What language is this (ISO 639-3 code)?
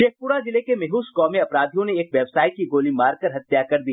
hin